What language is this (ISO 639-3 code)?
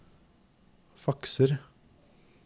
nor